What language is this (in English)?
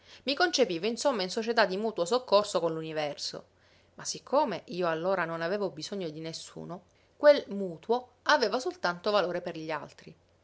Italian